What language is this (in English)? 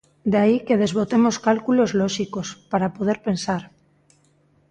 Galician